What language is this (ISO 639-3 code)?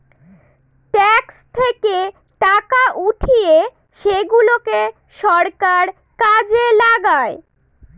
ben